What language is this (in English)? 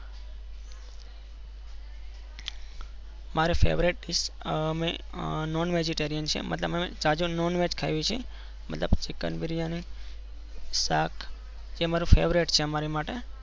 Gujarati